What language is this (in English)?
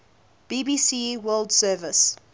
English